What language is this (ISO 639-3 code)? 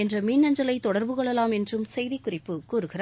tam